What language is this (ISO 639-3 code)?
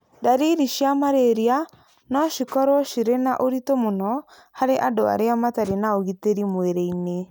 kik